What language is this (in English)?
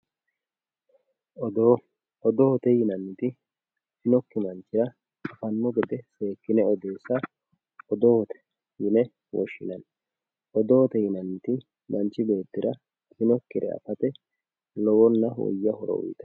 Sidamo